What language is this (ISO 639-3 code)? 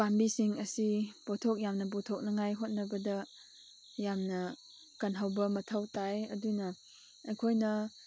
mni